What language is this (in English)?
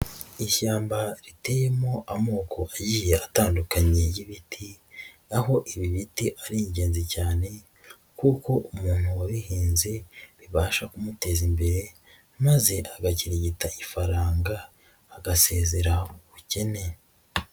Kinyarwanda